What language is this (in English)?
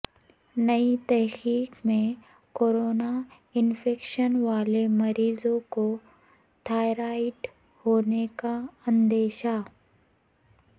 Urdu